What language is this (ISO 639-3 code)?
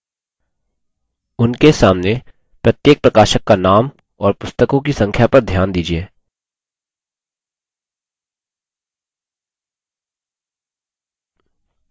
hin